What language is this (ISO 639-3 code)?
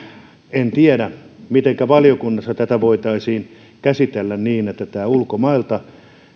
fin